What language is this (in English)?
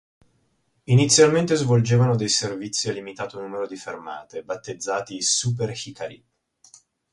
Italian